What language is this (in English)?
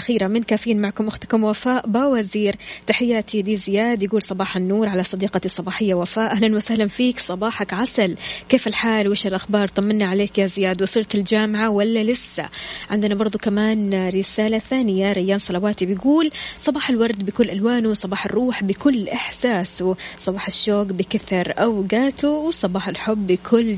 Arabic